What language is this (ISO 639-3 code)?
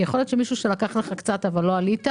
heb